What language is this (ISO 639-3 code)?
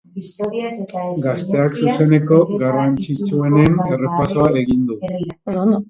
eus